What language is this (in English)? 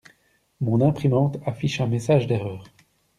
French